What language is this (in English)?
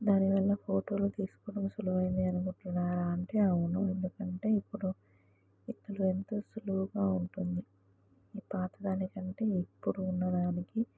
Telugu